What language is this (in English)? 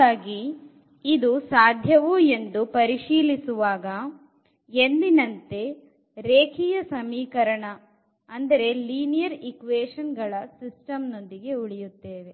Kannada